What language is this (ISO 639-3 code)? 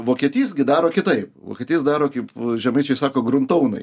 lit